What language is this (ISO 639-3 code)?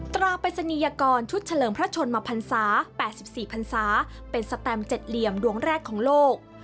tha